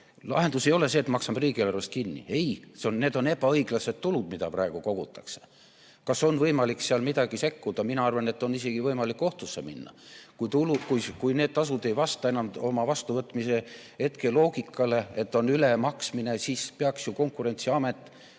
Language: Estonian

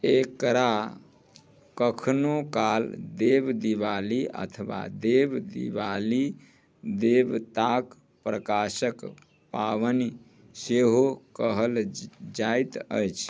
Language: Maithili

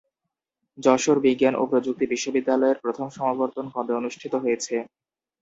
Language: Bangla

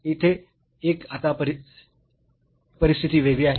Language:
Marathi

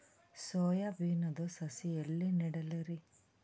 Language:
Kannada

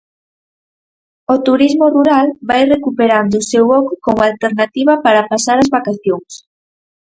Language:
Galician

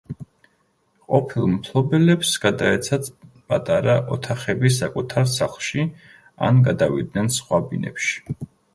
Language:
Georgian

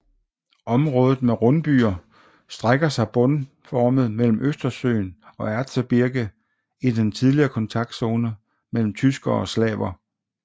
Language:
Danish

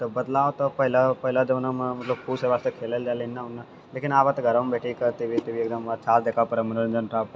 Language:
Maithili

